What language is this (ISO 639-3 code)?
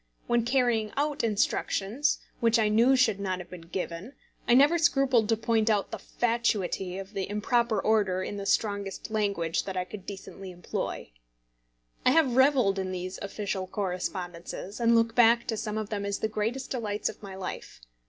eng